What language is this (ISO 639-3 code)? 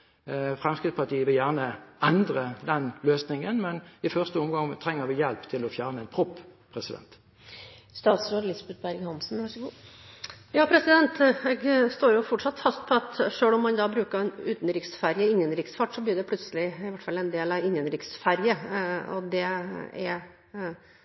nob